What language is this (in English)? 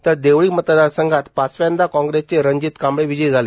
Marathi